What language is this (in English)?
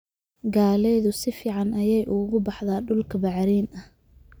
Somali